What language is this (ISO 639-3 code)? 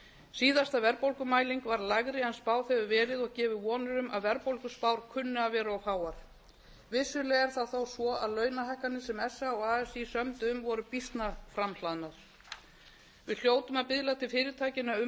isl